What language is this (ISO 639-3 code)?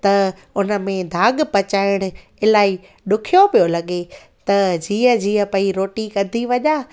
snd